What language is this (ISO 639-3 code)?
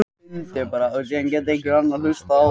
isl